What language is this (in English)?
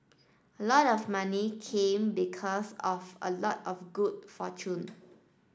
English